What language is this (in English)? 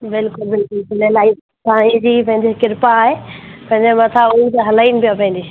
Sindhi